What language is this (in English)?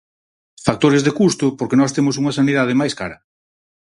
Galician